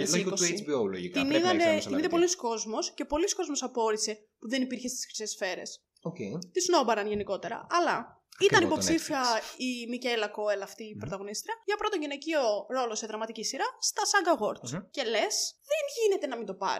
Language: Greek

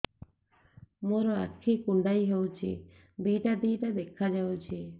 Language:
Odia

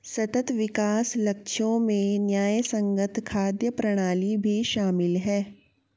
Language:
Hindi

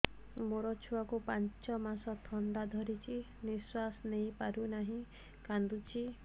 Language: Odia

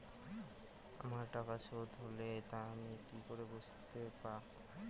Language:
Bangla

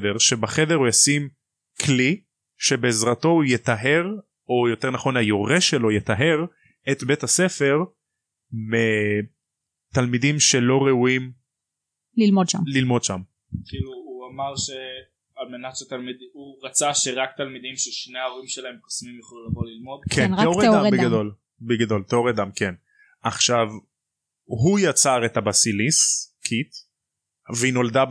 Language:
Hebrew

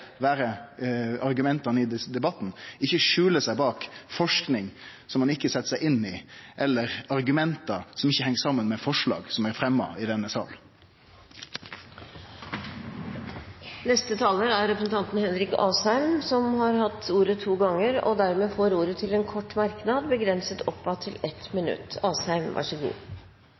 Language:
Norwegian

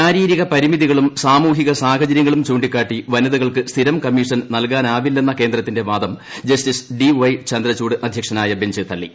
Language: Malayalam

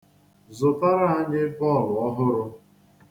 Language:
Igbo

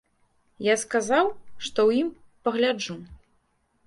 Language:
Belarusian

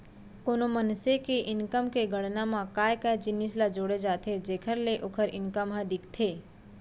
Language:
Chhattisgarhi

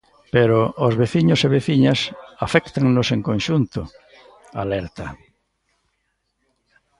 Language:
Galician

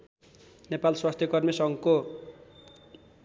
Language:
Nepali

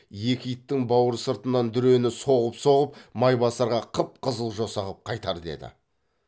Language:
Kazakh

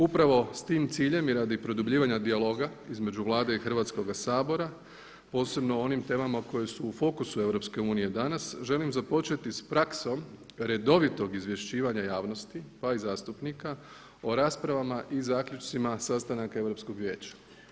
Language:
Croatian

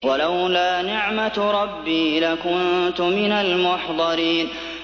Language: Arabic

